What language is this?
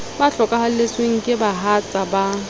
Southern Sotho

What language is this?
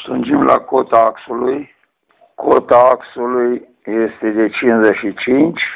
Romanian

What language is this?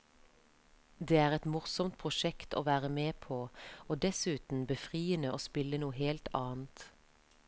Norwegian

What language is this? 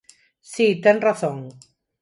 Galician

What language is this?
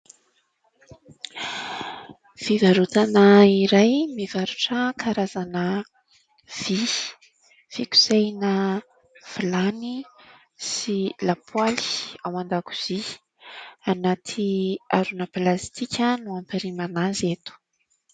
Malagasy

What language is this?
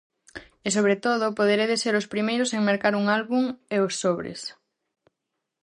Galician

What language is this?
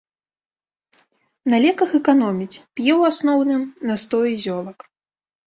Belarusian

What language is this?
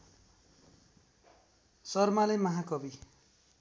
Nepali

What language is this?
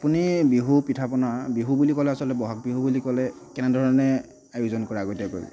Assamese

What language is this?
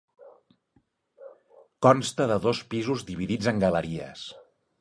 Catalan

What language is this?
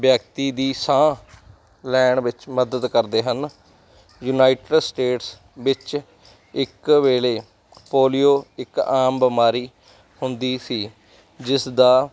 Punjabi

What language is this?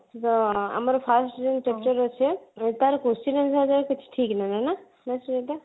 Odia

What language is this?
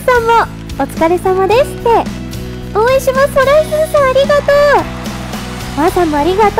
Japanese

